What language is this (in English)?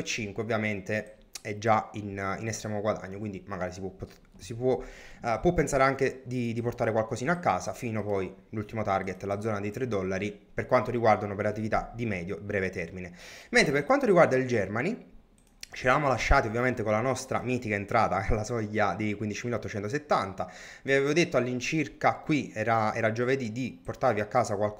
Italian